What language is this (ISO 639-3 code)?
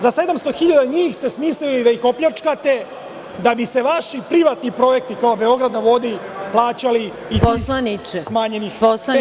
srp